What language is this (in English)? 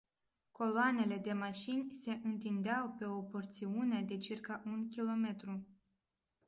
Romanian